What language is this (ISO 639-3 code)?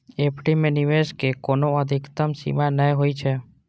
mai